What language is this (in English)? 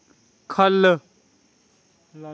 Dogri